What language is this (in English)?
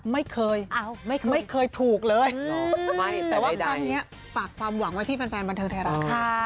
Thai